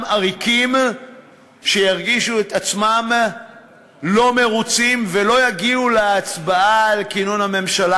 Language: Hebrew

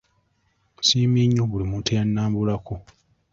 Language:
Ganda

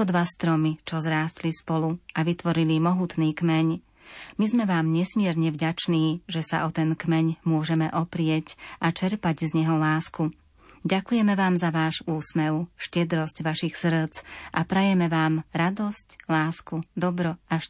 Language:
Slovak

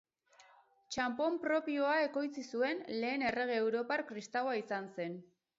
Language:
Basque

